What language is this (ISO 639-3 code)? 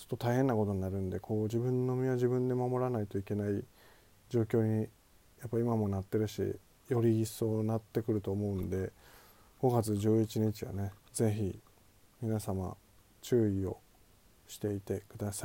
jpn